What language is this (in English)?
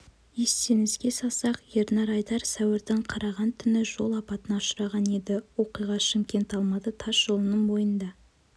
Kazakh